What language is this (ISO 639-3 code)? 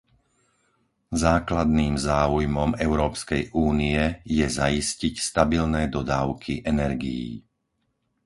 slk